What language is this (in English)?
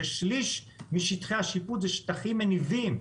Hebrew